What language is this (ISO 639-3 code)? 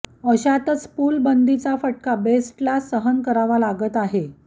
mar